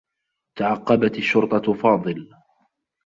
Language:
Arabic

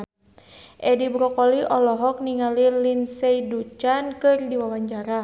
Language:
Sundanese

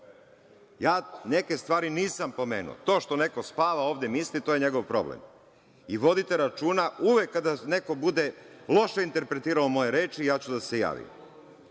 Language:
Serbian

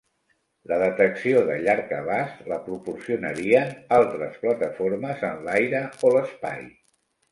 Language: Catalan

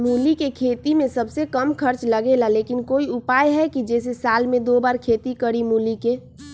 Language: Magahi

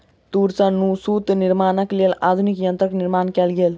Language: Maithili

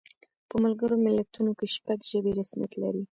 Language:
Pashto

